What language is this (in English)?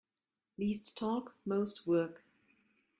English